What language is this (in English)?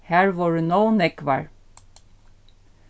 Faroese